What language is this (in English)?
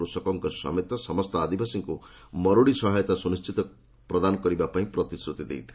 Odia